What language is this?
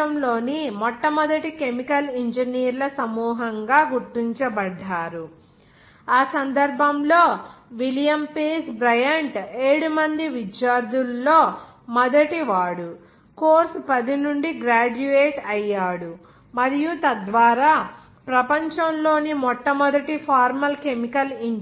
Telugu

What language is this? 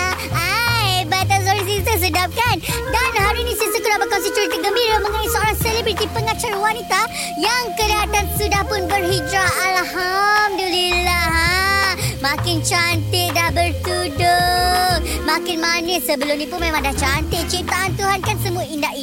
Malay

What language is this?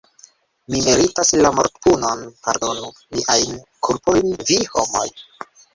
Esperanto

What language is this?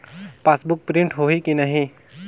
Chhattisgarhi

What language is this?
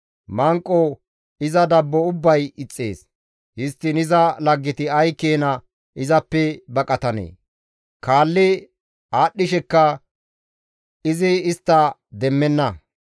Gamo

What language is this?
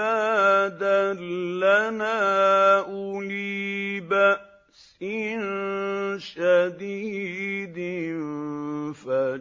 Arabic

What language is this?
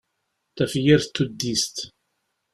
Kabyle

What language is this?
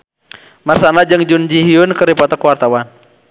Sundanese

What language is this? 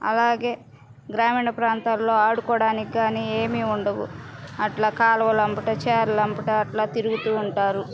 Telugu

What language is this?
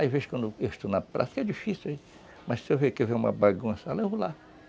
Portuguese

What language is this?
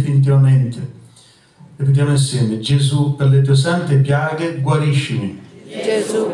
Italian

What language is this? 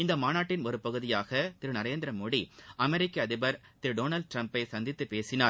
Tamil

